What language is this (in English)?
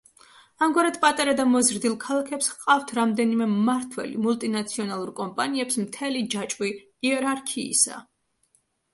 Georgian